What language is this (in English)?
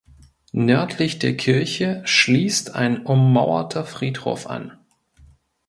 German